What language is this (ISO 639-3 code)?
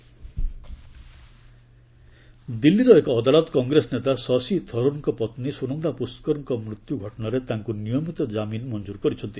ori